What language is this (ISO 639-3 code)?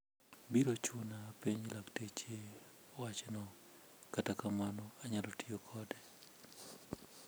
luo